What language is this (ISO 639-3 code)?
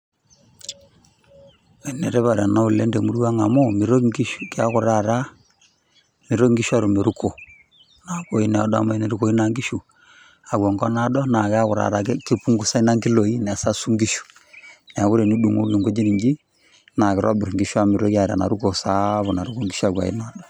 mas